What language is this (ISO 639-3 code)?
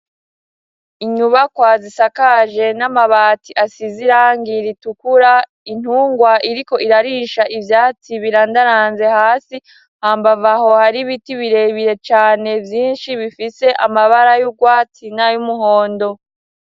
run